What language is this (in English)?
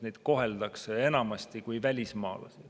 Estonian